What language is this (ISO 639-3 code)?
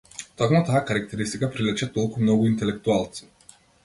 mkd